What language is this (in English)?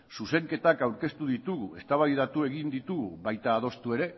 Basque